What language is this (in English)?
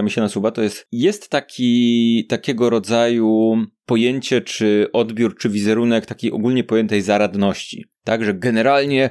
Polish